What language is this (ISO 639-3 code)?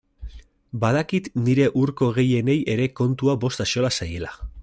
eus